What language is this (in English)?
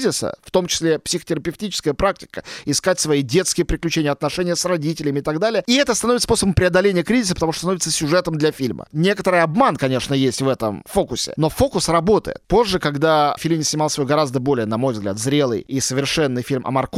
Russian